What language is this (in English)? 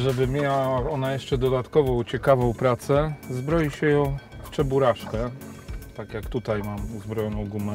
Polish